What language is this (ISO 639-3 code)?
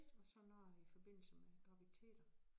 dan